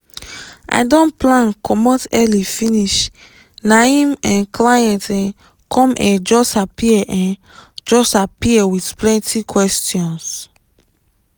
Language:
Nigerian Pidgin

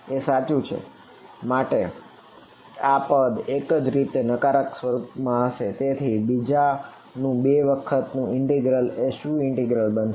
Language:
Gujarati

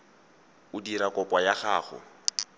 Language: Tswana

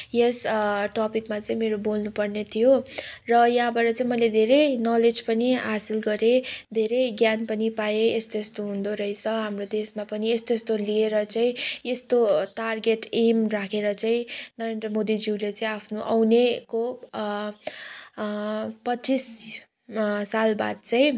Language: Nepali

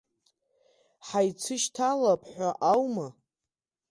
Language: Abkhazian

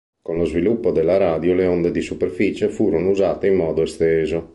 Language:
Italian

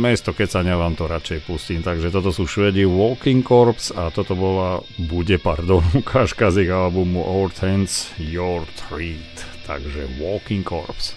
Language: Slovak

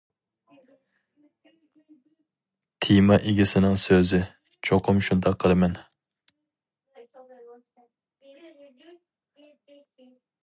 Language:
Uyghur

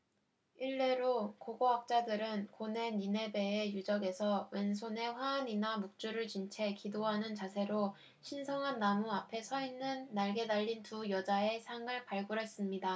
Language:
Korean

